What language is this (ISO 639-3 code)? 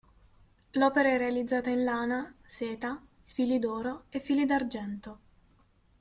ita